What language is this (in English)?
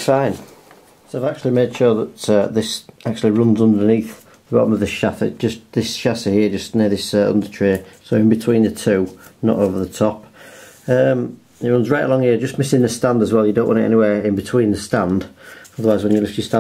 English